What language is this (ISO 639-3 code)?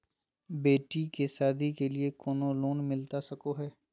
mag